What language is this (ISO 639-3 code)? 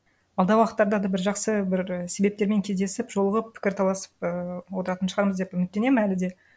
kaz